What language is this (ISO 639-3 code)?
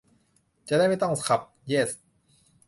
tha